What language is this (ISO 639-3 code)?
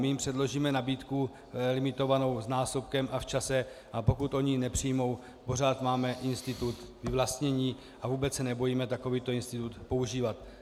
ces